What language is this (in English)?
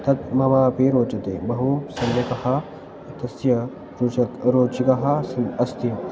Sanskrit